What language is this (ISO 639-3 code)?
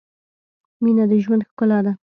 pus